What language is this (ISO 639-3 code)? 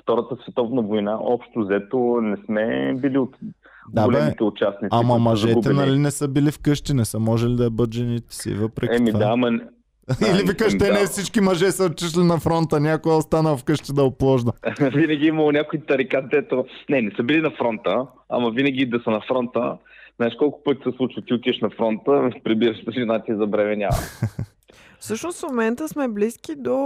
bul